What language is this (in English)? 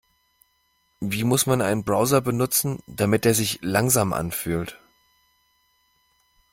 German